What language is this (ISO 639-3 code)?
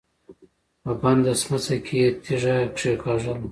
pus